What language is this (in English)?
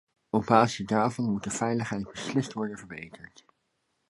Dutch